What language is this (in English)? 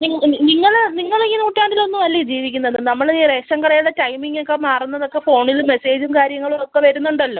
Malayalam